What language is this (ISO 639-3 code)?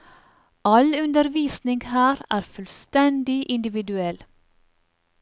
nor